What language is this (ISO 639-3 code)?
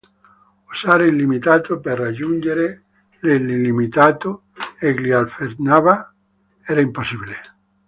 ita